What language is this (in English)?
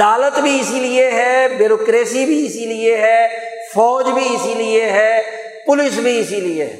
Urdu